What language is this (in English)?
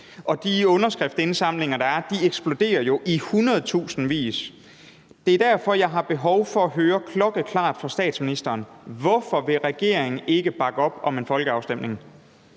Danish